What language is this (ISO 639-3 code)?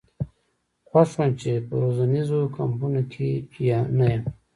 pus